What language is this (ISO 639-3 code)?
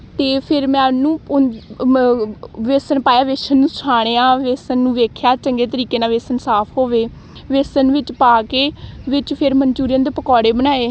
pan